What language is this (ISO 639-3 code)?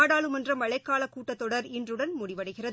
tam